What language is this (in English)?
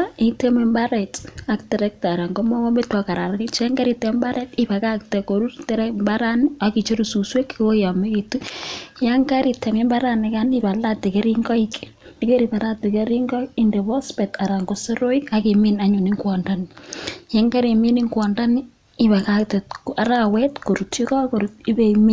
Kalenjin